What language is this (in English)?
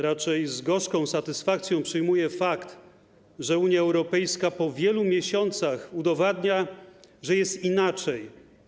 Polish